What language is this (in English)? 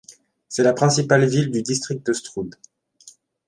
French